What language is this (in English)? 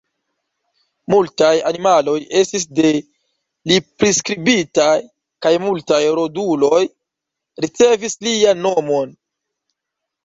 Esperanto